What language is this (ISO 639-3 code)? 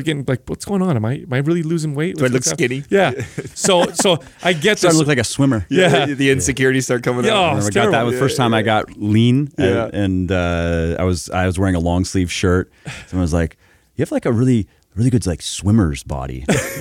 eng